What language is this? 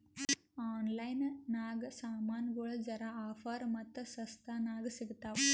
Kannada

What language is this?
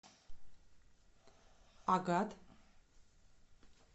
Russian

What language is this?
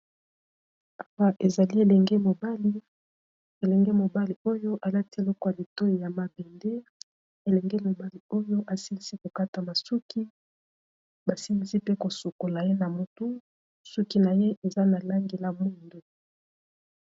Lingala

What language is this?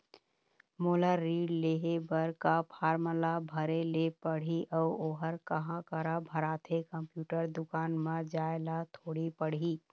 Chhattisgarhi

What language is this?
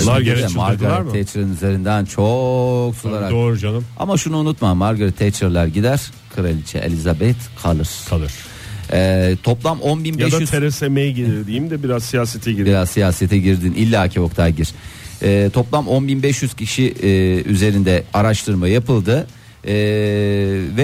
Turkish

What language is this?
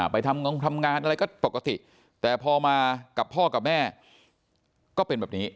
Thai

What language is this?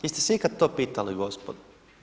Croatian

